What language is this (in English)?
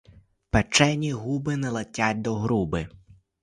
Ukrainian